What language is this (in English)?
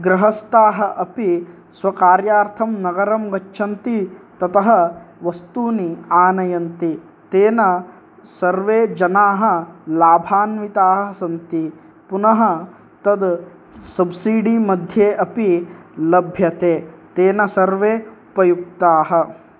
Sanskrit